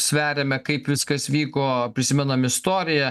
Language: Lithuanian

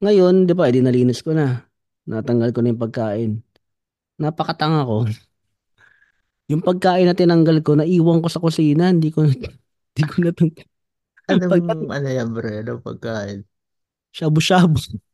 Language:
Filipino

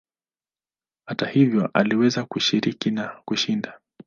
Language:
Swahili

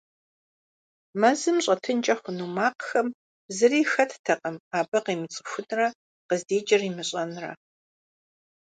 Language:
Kabardian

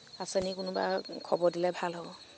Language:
Assamese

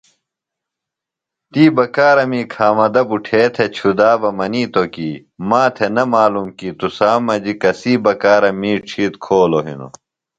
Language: Phalura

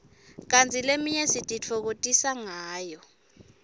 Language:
Swati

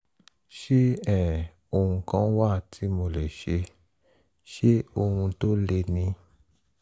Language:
Yoruba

